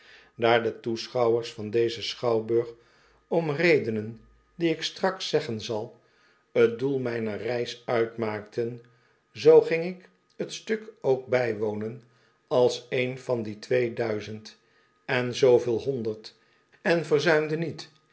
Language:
Dutch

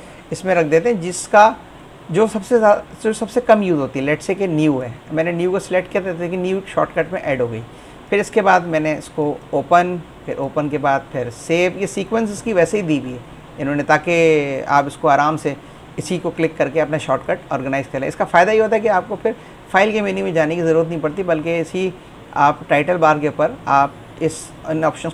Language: Hindi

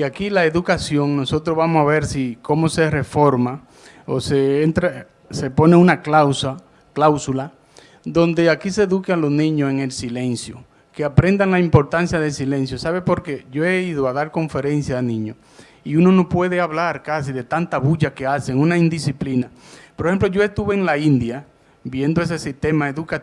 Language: Spanish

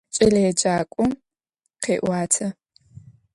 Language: Adyghe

